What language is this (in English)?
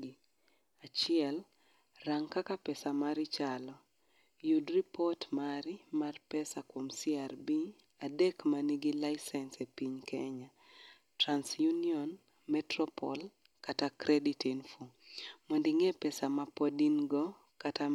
Luo (Kenya and Tanzania)